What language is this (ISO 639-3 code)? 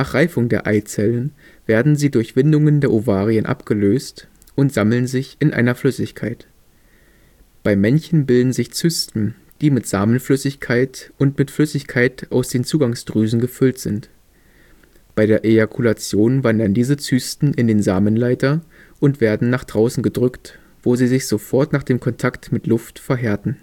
deu